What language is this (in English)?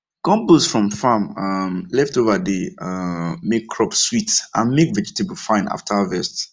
Nigerian Pidgin